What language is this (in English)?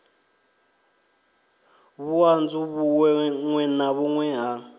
Venda